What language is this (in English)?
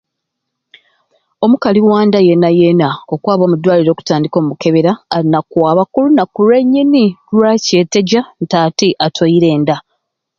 Ruuli